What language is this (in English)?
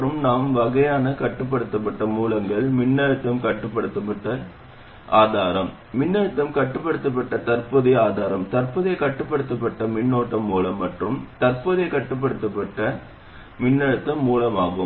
Tamil